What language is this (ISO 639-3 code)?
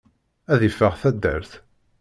kab